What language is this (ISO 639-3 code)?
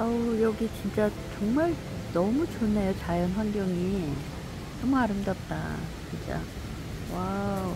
kor